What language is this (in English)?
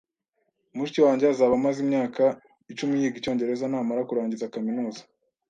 Kinyarwanda